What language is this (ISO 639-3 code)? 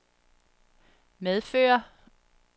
dan